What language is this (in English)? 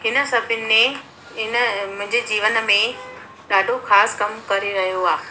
Sindhi